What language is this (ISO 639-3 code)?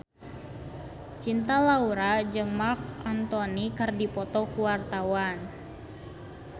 sun